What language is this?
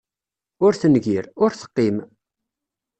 Kabyle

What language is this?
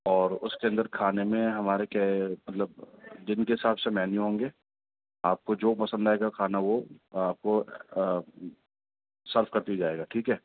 Urdu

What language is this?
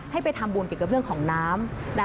Thai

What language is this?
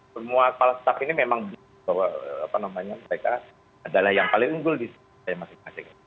Indonesian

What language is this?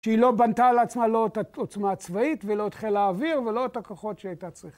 Hebrew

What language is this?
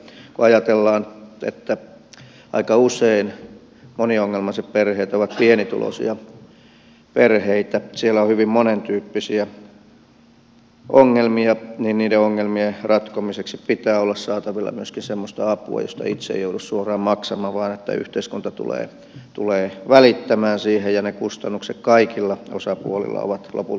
Finnish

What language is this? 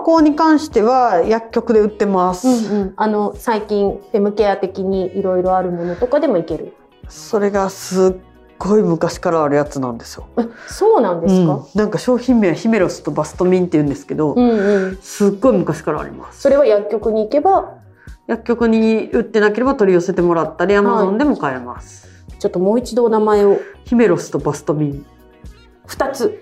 Japanese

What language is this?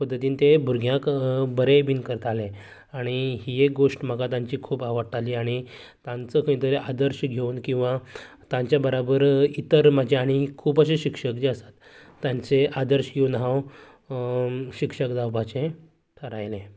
Konkani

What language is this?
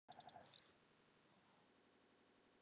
Icelandic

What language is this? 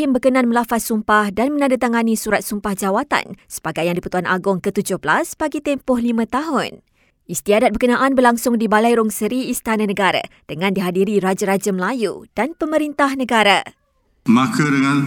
Malay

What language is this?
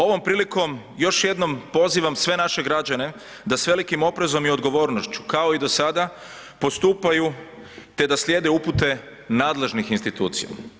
Croatian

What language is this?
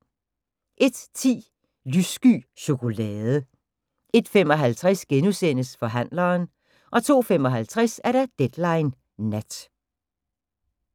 Danish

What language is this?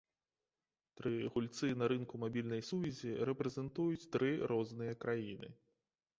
Belarusian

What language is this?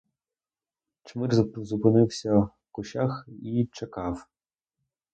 Ukrainian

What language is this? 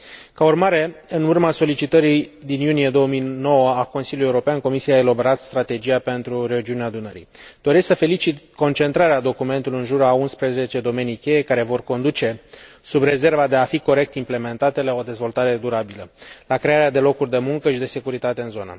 Romanian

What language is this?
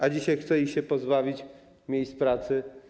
Polish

